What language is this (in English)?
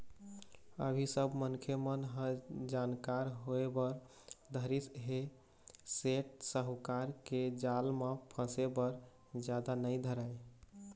Chhattisgarhi